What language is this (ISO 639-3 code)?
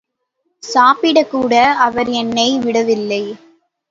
tam